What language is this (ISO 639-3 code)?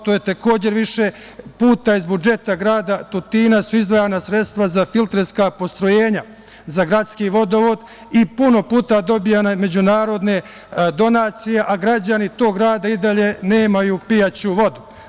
srp